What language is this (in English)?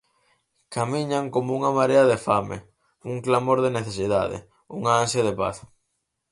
Galician